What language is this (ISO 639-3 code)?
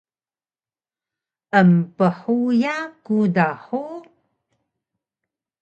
trv